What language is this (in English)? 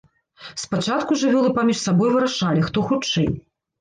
Belarusian